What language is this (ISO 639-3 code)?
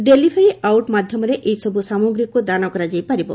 ori